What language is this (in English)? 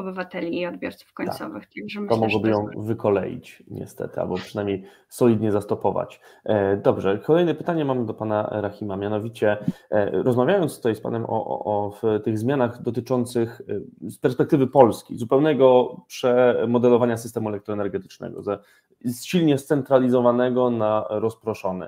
Polish